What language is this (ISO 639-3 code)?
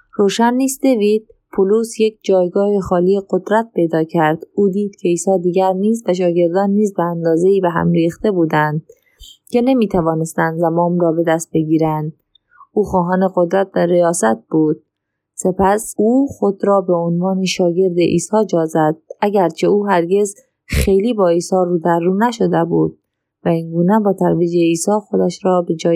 fas